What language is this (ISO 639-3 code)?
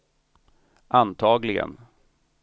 swe